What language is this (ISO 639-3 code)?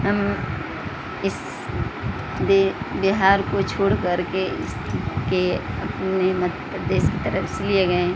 urd